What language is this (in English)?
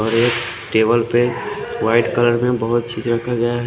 Hindi